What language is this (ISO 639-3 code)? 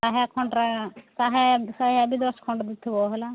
ori